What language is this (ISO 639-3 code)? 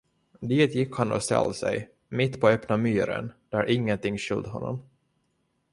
swe